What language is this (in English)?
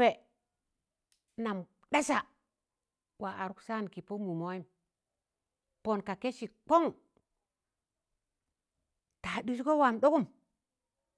Tangale